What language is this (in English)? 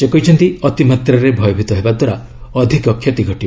Odia